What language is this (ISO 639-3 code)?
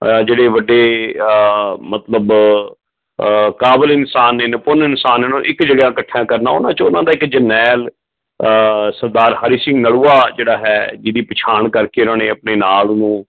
pan